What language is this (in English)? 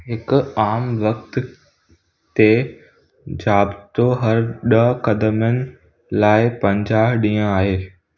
Sindhi